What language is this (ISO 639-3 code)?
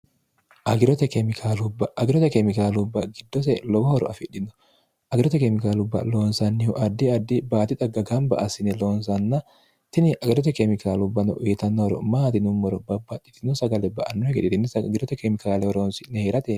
sid